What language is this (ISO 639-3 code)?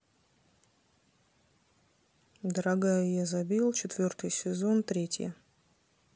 rus